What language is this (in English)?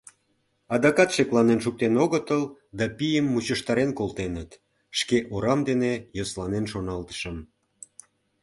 Mari